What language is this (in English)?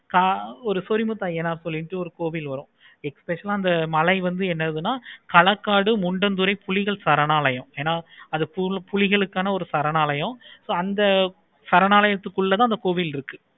Tamil